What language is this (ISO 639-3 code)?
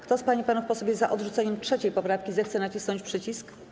pol